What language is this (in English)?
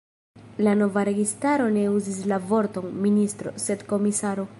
Esperanto